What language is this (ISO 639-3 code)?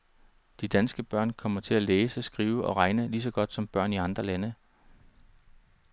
dan